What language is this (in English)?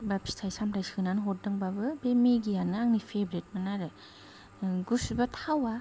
Bodo